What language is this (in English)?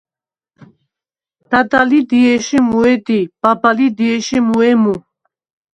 Svan